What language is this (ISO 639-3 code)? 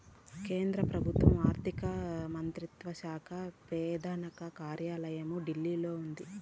tel